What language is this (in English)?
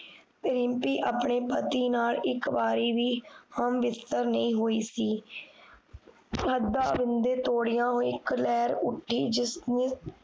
Punjabi